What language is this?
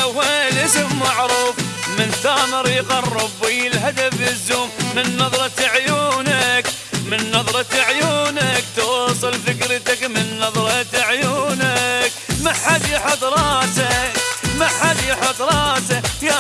Arabic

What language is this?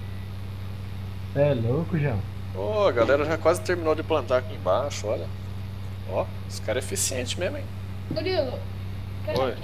Portuguese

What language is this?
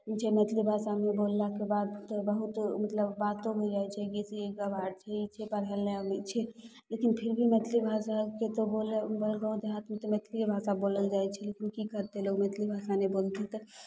Maithili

